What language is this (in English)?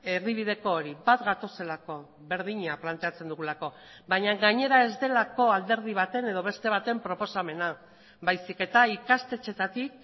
Basque